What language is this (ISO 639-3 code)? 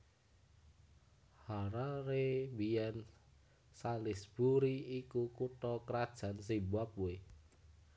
jav